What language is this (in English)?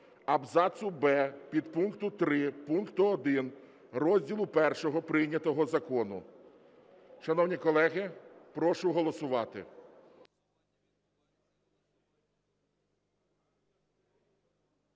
Ukrainian